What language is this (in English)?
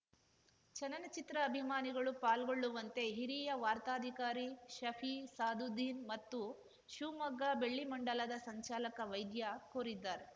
Kannada